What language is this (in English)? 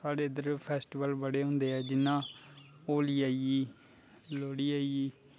Dogri